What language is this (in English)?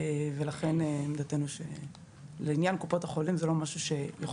Hebrew